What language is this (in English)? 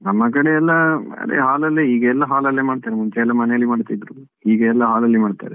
Kannada